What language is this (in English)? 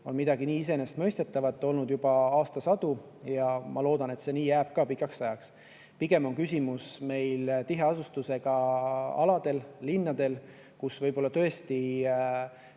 Estonian